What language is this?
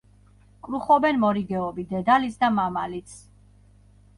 Georgian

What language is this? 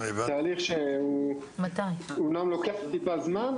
Hebrew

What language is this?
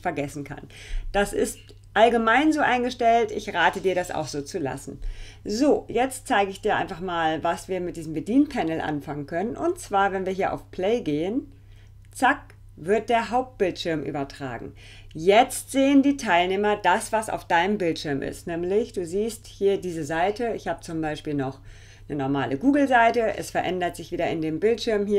German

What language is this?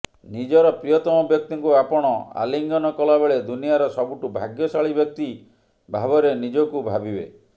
Odia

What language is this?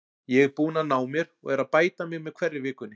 Icelandic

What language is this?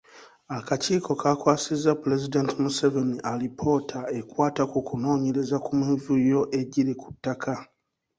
Ganda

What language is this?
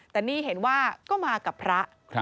Thai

